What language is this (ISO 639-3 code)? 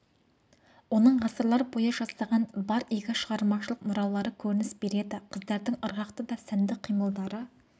kaz